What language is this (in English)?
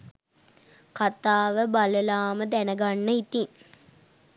Sinhala